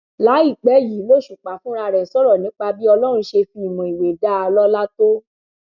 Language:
Yoruba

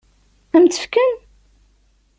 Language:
Kabyle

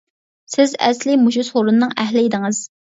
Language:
Uyghur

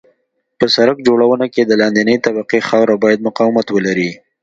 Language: Pashto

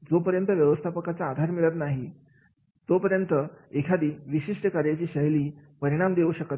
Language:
Marathi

